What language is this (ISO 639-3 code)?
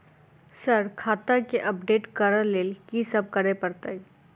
mai